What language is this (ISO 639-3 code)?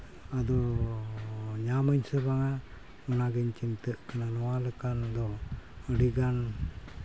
sat